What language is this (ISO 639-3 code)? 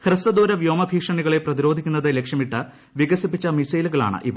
mal